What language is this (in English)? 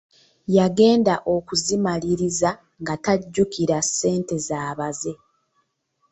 Ganda